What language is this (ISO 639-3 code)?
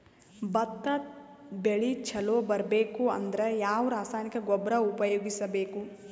kan